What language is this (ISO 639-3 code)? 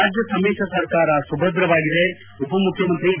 kan